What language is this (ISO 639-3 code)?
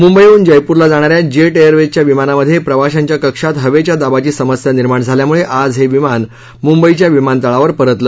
mar